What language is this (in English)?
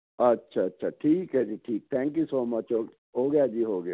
Punjabi